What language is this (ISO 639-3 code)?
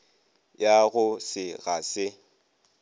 nso